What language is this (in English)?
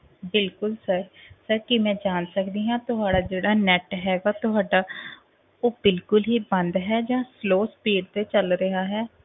Punjabi